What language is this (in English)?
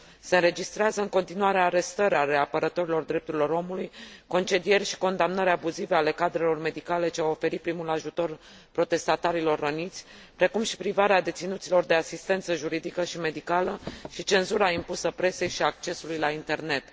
Romanian